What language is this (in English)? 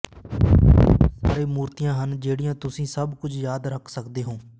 Punjabi